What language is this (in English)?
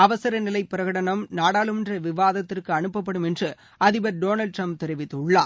Tamil